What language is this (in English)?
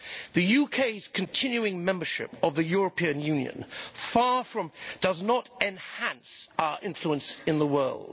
English